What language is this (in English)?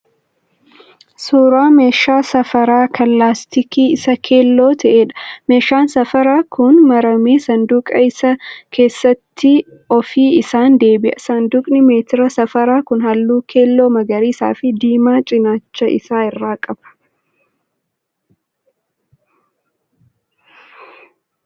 Oromo